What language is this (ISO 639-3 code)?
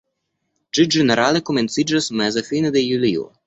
epo